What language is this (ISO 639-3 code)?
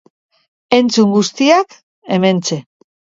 eus